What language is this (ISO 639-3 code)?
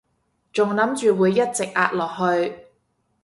yue